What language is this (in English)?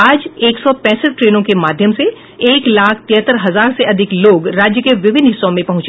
Hindi